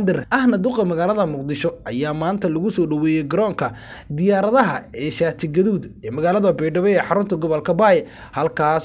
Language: Arabic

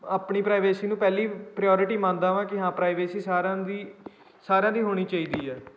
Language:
Punjabi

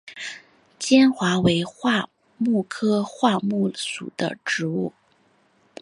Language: Chinese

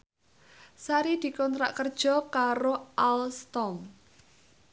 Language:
Javanese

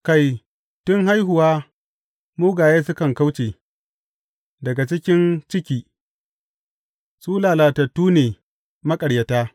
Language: Hausa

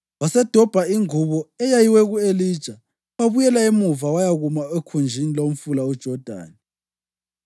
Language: North Ndebele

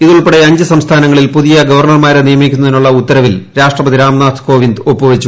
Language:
Malayalam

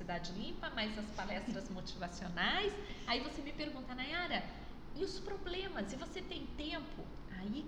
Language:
Portuguese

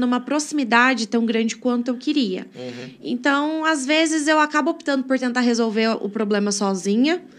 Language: Portuguese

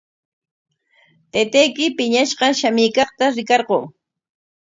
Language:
Corongo Ancash Quechua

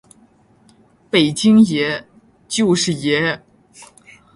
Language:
Chinese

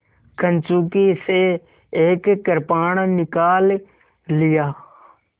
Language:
Hindi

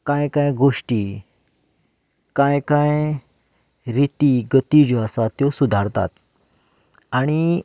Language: Konkani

